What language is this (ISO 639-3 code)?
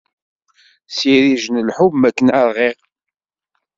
kab